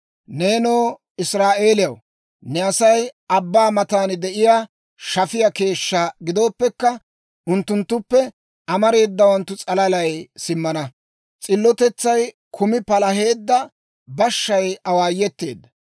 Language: Dawro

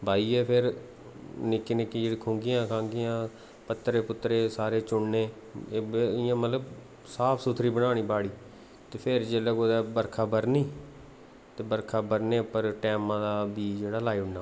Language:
Dogri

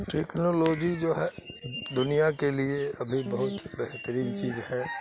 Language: Urdu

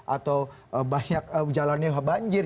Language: Indonesian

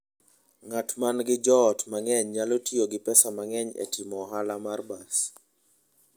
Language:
Luo (Kenya and Tanzania)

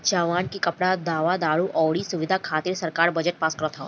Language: Bhojpuri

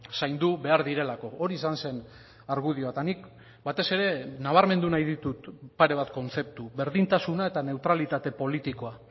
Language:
Basque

